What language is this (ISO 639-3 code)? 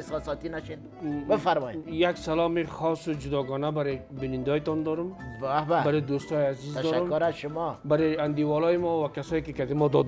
fas